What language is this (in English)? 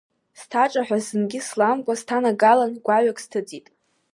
Abkhazian